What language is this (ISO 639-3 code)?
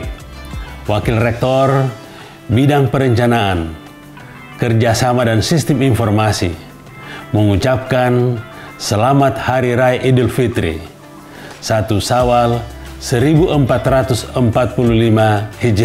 ind